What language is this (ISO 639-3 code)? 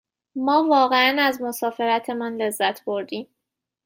fas